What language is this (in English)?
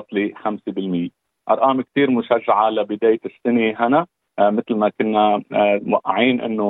Arabic